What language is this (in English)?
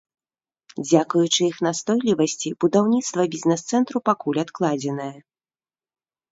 Belarusian